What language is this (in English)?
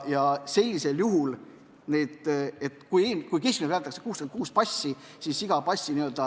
Estonian